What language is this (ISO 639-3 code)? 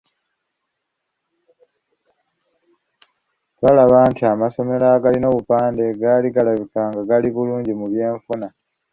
lug